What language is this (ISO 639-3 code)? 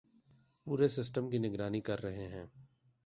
urd